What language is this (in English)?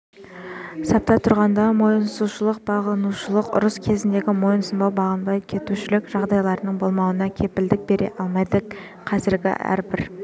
Kazakh